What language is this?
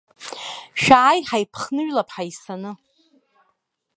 Abkhazian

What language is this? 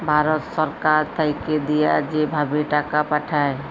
Bangla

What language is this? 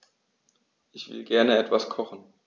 German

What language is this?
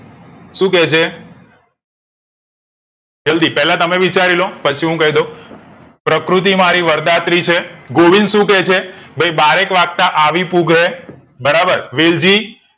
Gujarati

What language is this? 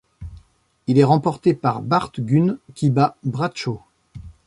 French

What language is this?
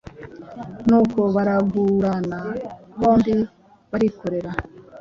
Kinyarwanda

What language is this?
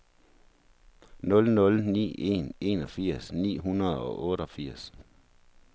Danish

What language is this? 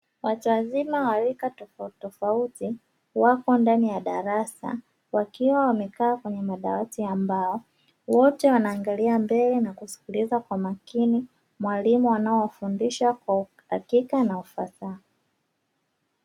Swahili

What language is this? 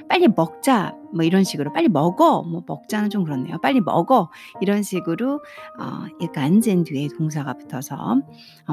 Korean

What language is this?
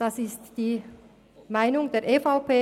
Swiss German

